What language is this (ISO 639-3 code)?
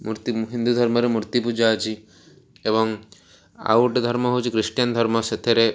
ori